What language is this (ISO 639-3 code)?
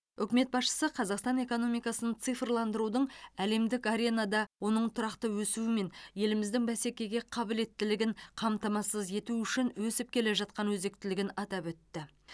kaz